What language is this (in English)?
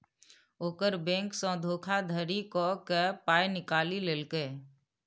Maithili